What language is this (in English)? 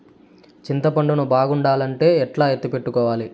Telugu